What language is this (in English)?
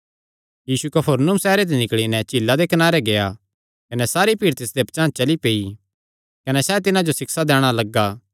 Kangri